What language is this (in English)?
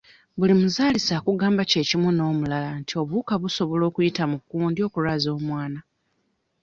Ganda